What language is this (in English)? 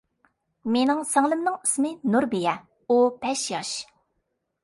Uyghur